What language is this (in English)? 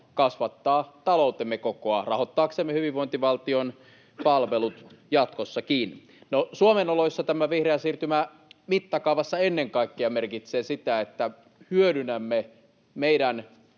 Finnish